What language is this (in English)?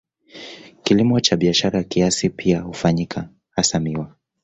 Swahili